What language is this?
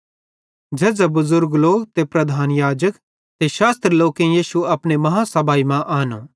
Bhadrawahi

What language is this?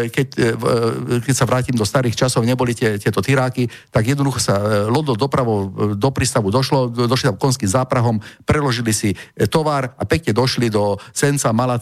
Slovak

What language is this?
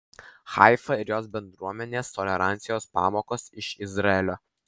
Lithuanian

